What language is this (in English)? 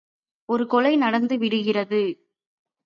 Tamil